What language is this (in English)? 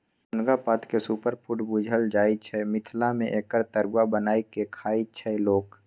Maithili